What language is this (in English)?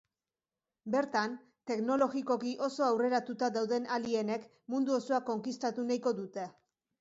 Basque